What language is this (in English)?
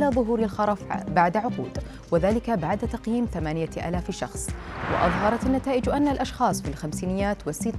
Arabic